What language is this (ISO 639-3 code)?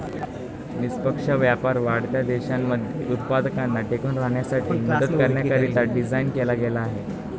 mar